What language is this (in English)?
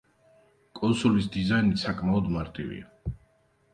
Georgian